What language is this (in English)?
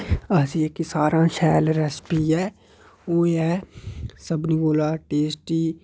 Dogri